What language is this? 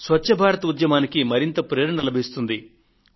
Telugu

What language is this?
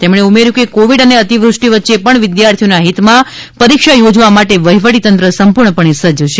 Gujarati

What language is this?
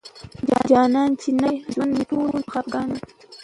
Pashto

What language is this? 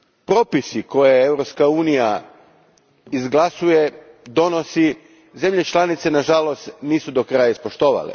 Croatian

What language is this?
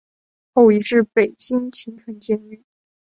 Chinese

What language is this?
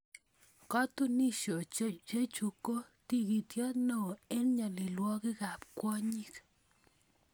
Kalenjin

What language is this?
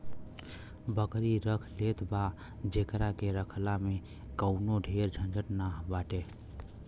Bhojpuri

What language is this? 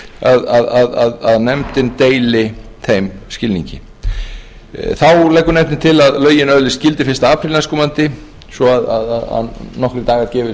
Icelandic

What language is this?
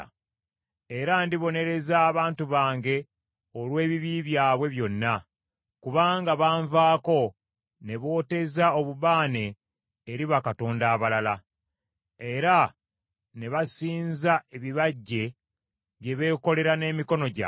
Ganda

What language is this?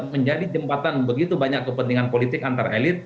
Indonesian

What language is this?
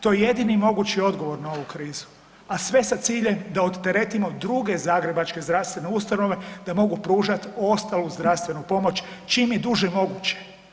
Croatian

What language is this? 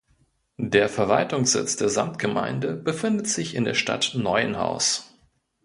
German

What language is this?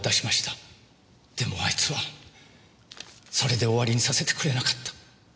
Japanese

